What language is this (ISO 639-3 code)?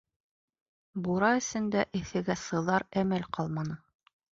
bak